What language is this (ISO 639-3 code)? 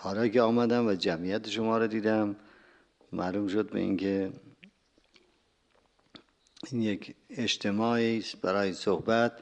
fas